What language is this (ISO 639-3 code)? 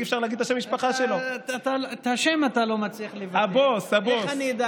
heb